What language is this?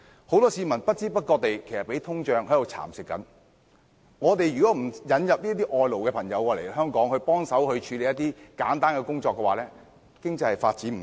Cantonese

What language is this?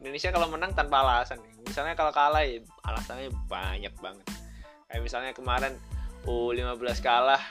Indonesian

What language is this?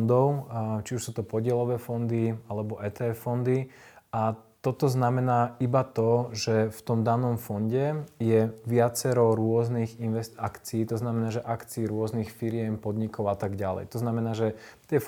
Slovak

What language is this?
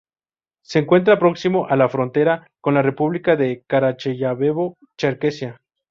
Spanish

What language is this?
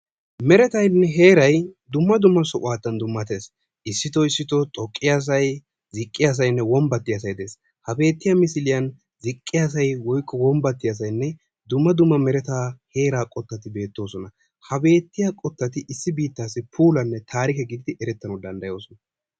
Wolaytta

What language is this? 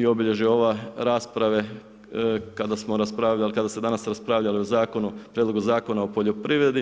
Croatian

